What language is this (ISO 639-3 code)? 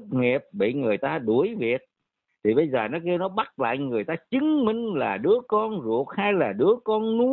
vie